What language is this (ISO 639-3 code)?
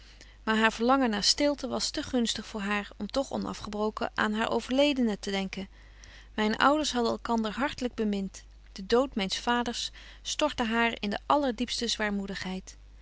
nld